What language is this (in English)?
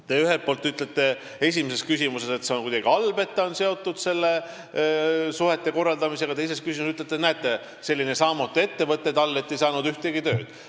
Estonian